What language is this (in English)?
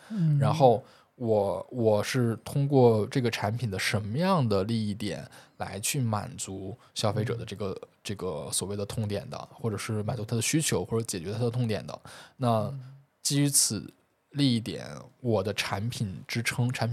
Chinese